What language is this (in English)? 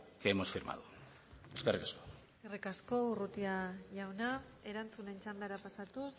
Basque